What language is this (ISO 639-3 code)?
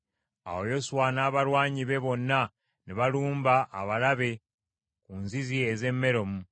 lug